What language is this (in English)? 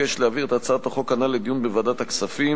Hebrew